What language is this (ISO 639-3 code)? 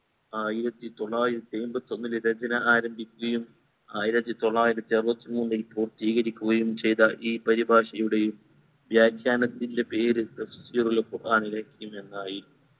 mal